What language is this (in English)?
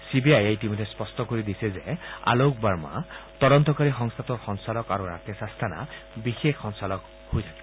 Assamese